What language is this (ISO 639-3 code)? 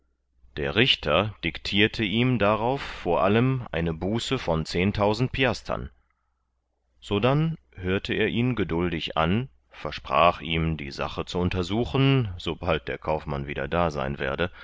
deu